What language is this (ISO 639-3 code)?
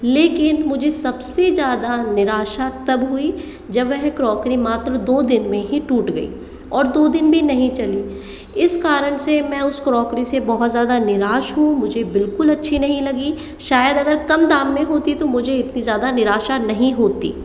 hin